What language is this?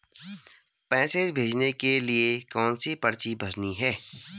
Hindi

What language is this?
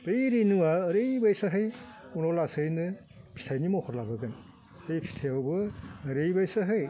Bodo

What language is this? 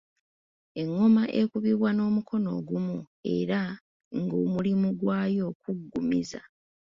Ganda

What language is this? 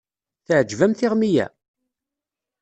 Kabyle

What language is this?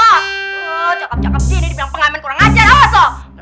Indonesian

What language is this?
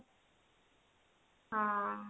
Odia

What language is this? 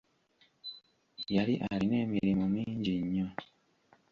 Ganda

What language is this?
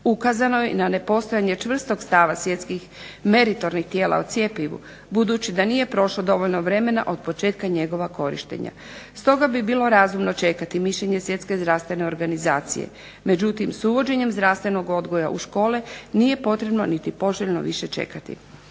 Croatian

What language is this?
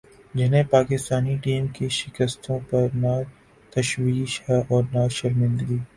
Urdu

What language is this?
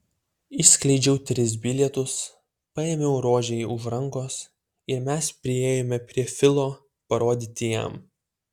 Lithuanian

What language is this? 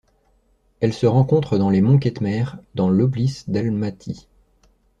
French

